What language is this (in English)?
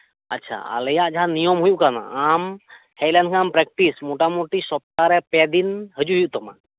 Santali